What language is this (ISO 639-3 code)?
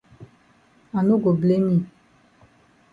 wes